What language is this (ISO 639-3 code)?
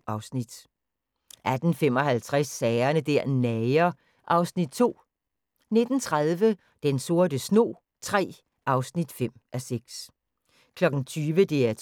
dan